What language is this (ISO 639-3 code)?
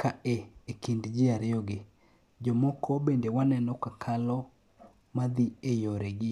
luo